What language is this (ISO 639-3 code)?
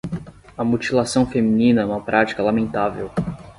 por